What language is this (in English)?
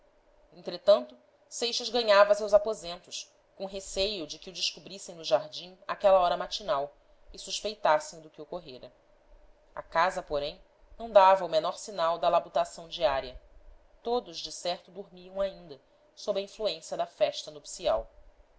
Portuguese